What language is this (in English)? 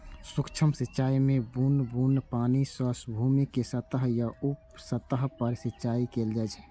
Maithili